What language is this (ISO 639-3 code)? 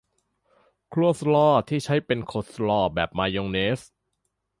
tha